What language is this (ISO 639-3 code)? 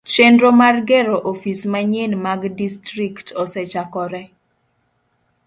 luo